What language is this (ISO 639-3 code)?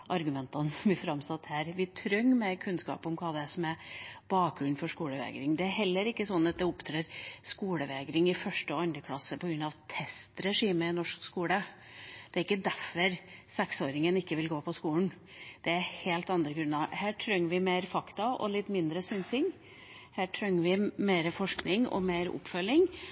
nob